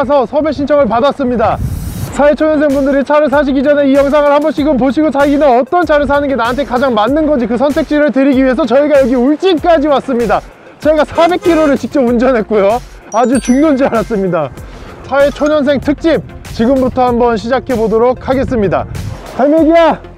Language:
Korean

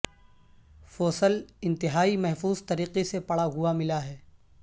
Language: Urdu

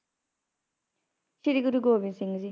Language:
Punjabi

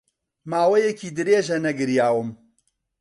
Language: Central Kurdish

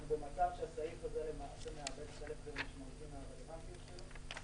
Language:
Hebrew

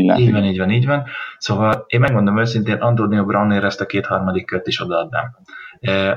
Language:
Hungarian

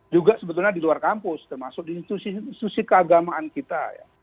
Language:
Indonesian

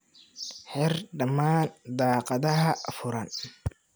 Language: Somali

